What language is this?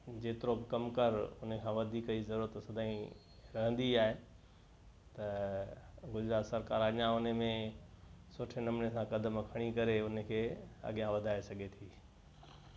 Sindhi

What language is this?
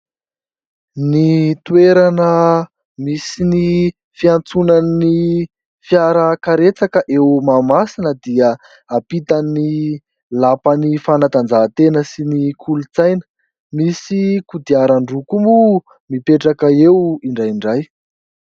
Malagasy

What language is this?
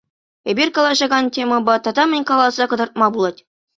Chuvash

